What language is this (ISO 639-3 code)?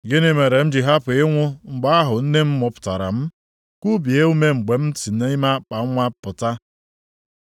ibo